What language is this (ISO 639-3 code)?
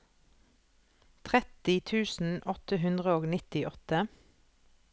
nor